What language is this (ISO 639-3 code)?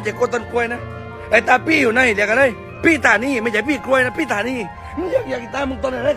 tha